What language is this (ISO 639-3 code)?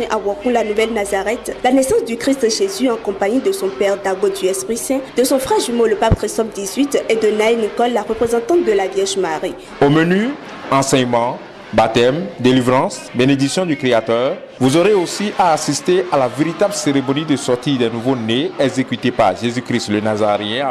fra